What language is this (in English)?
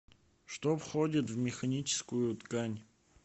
Russian